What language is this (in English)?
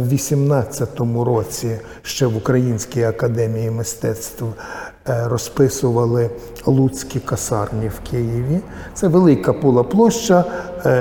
Ukrainian